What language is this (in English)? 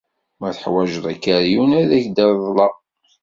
Kabyle